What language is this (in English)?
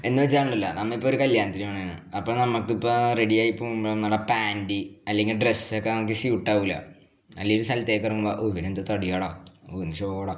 Malayalam